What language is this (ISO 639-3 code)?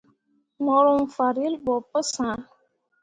mua